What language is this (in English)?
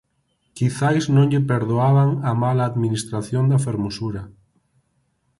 Galician